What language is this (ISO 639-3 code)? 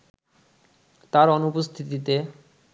ben